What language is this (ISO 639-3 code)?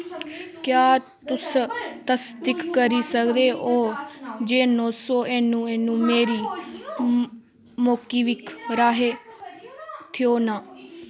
doi